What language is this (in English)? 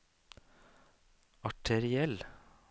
Norwegian